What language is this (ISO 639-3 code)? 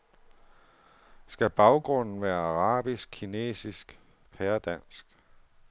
dan